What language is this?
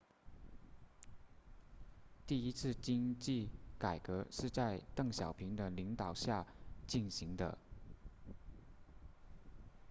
Chinese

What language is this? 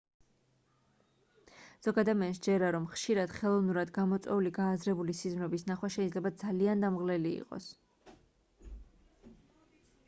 Georgian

